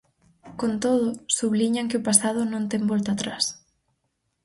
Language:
Galician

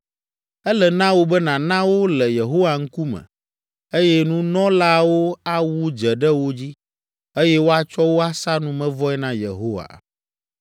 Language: Ewe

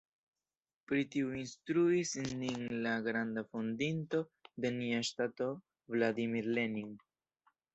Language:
Esperanto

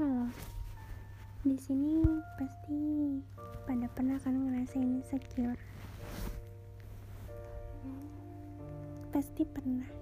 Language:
Indonesian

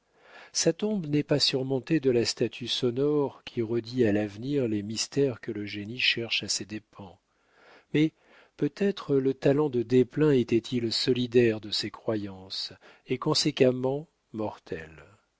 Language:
French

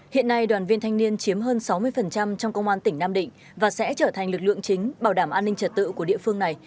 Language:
Vietnamese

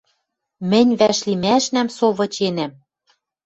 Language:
Western Mari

